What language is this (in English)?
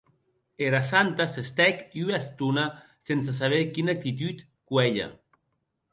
Occitan